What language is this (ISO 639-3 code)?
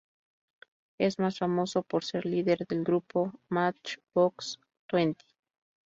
spa